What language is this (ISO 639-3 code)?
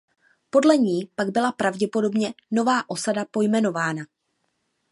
ces